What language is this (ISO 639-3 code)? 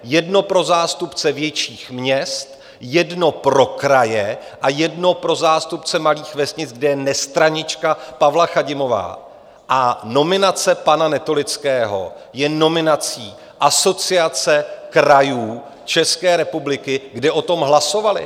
ces